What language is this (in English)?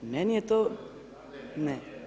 Croatian